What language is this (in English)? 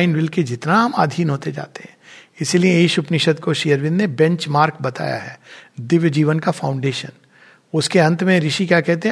Hindi